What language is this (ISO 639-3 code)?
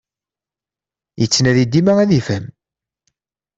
kab